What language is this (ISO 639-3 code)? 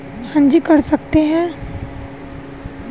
hin